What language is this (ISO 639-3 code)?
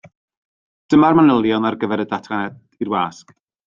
cym